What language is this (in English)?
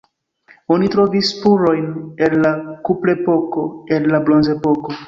Esperanto